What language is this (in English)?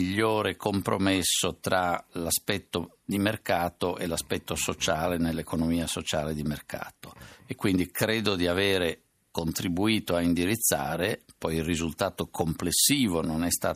Italian